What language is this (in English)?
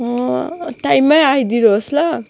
Nepali